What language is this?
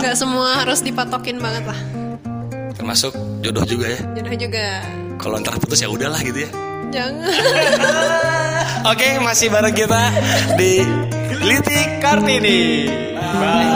Indonesian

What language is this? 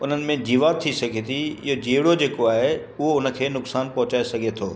Sindhi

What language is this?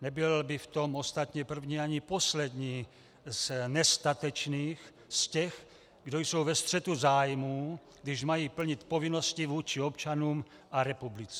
Czech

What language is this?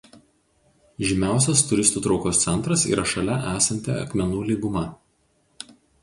Lithuanian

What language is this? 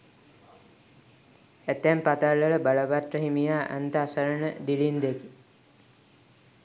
Sinhala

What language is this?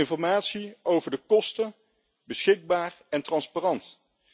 Dutch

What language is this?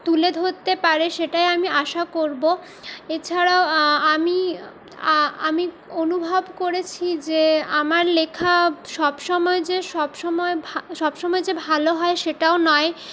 Bangla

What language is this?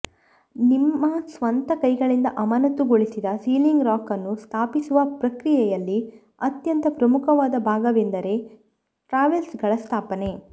Kannada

